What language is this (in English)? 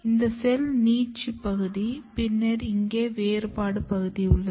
Tamil